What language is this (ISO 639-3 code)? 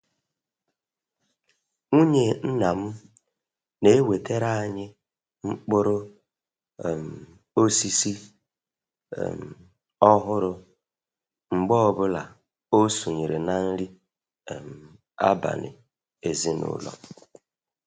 ibo